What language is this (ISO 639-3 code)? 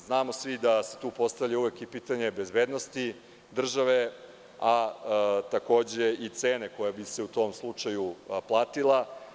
srp